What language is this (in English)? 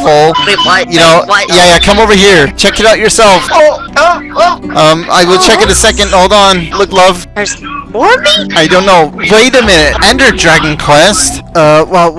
English